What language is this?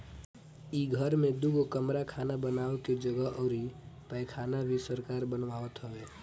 Bhojpuri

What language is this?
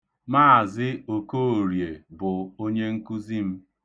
Igbo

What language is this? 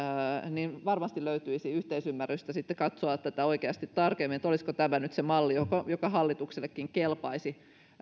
Finnish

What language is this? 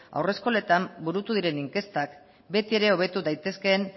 Basque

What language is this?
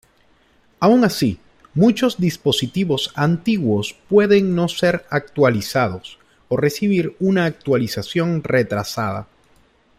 Spanish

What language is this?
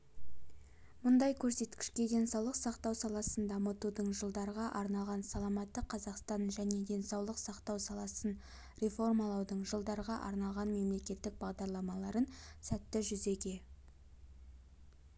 Kazakh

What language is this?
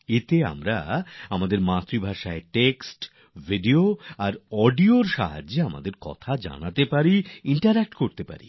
Bangla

